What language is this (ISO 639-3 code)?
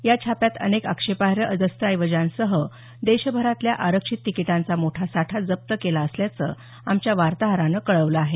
mar